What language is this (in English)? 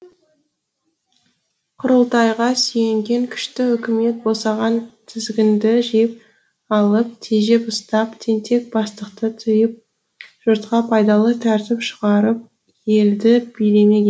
Kazakh